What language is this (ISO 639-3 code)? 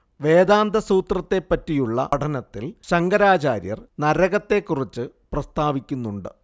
mal